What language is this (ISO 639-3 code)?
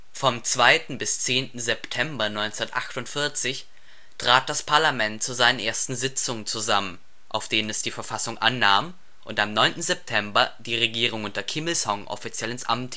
deu